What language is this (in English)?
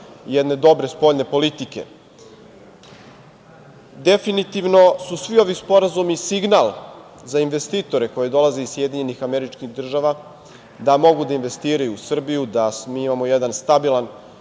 Serbian